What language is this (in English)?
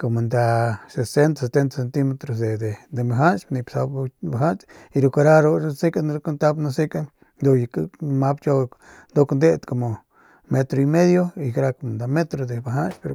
Northern Pame